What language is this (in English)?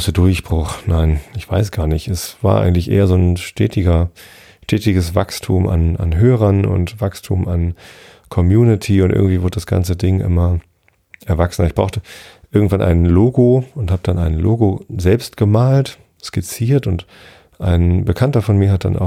German